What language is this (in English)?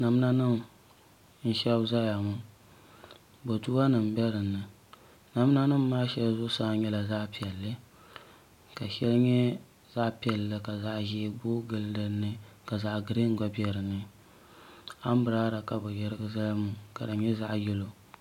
Dagbani